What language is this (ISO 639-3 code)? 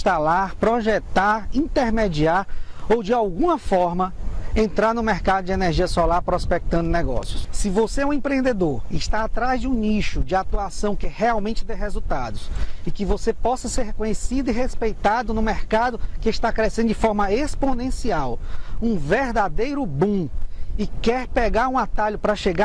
por